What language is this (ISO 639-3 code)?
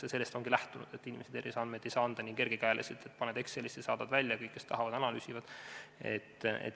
est